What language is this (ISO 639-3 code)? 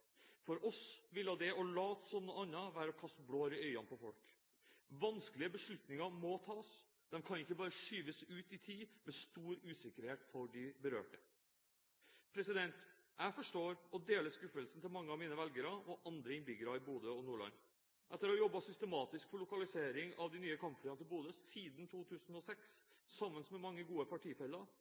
nob